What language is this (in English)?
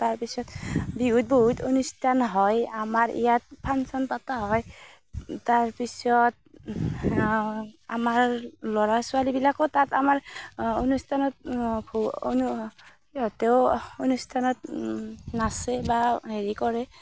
Assamese